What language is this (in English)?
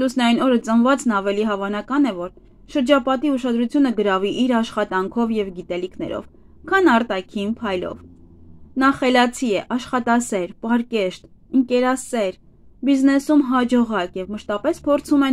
Romanian